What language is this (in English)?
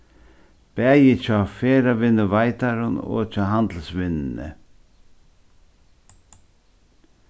Faroese